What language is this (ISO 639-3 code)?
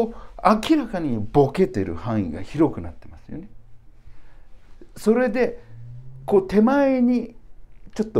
jpn